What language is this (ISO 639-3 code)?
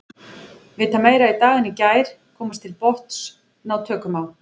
isl